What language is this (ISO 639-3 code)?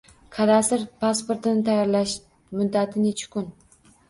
uzb